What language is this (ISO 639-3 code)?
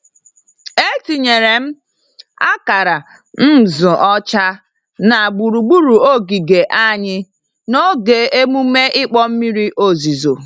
ibo